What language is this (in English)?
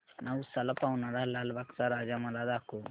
Marathi